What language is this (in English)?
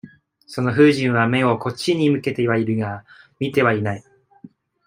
Japanese